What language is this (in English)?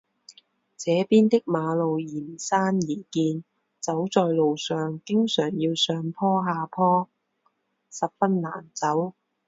Chinese